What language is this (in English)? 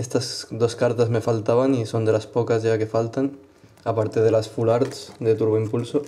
Spanish